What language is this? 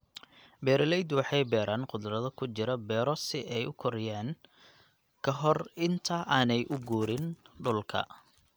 Somali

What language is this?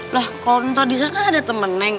Indonesian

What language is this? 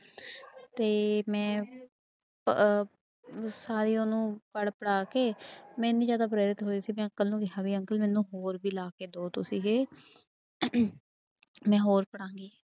Punjabi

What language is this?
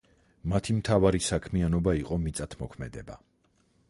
Georgian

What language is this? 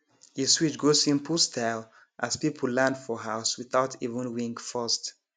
Nigerian Pidgin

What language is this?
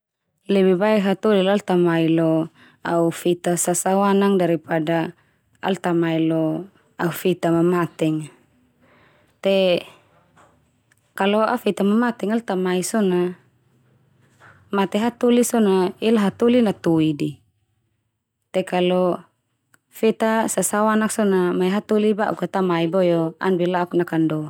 Termanu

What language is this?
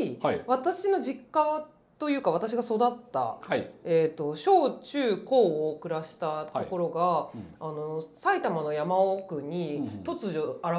Japanese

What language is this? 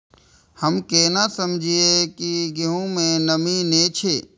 Maithili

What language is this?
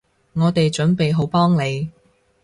Cantonese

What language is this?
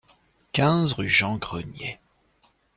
French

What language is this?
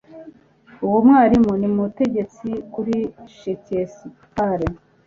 Kinyarwanda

